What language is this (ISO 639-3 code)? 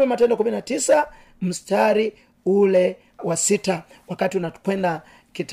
swa